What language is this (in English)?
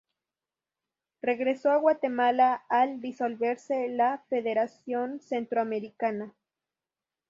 Spanish